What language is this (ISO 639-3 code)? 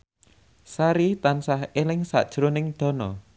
jav